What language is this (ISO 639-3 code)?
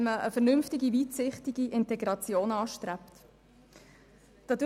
gsw